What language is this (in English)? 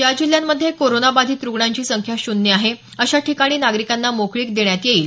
Marathi